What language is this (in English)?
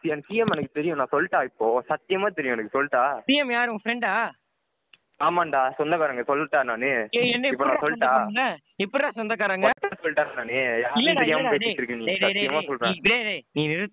Tamil